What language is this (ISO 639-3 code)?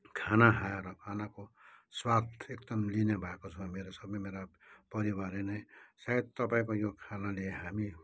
nep